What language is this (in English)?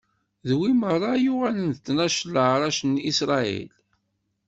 Kabyle